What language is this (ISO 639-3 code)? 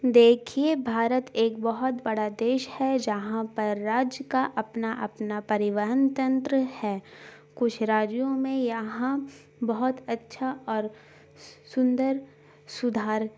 urd